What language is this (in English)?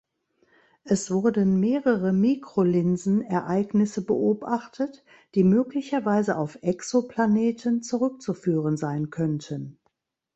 German